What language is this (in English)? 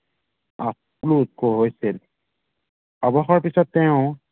Assamese